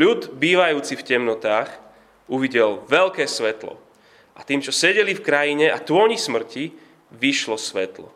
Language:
Slovak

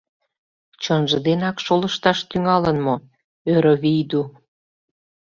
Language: Mari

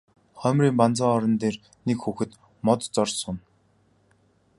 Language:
Mongolian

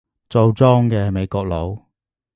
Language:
Cantonese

